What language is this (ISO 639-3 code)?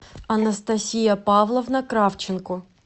rus